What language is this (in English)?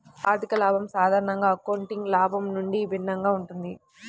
Telugu